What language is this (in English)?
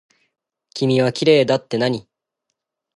Japanese